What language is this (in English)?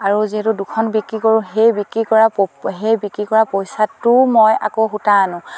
Assamese